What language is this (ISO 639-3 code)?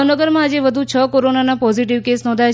guj